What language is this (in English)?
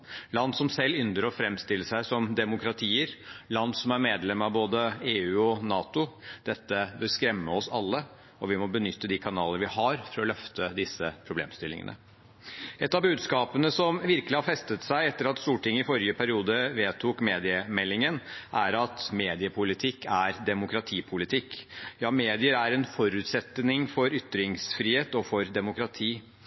Norwegian Bokmål